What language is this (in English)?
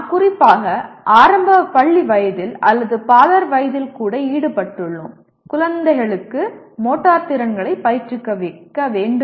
Tamil